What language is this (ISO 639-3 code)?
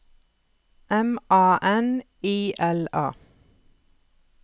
nor